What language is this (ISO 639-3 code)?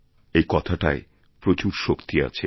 ben